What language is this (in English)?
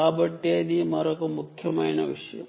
Telugu